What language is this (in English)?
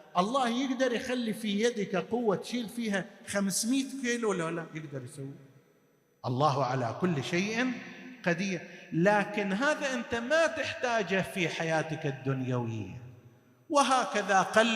Arabic